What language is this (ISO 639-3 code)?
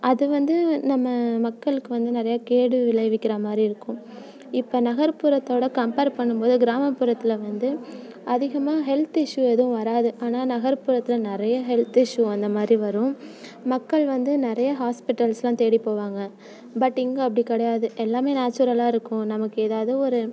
tam